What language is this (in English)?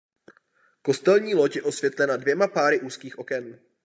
Czech